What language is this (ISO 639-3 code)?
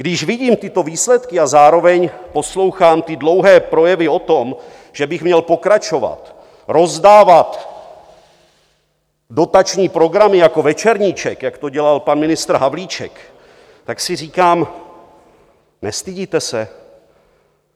ces